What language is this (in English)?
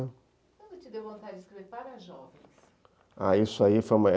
Portuguese